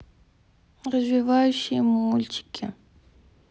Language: Russian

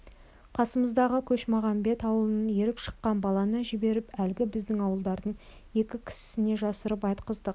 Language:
Kazakh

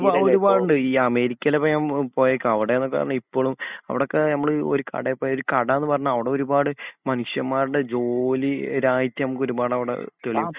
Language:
Malayalam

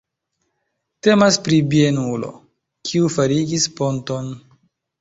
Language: Esperanto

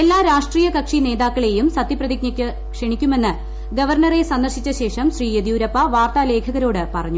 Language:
Malayalam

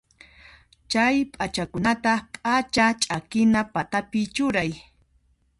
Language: Puno Quechua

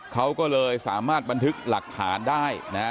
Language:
Thai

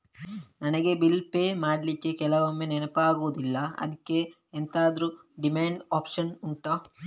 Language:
Kannada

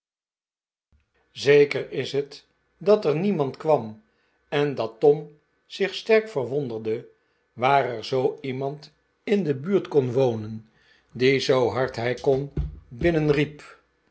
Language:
Dutch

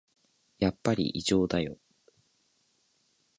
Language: Japanese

